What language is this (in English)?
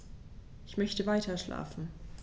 German